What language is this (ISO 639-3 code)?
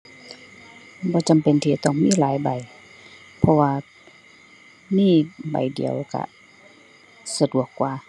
tha